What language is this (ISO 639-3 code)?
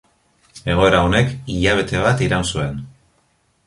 eus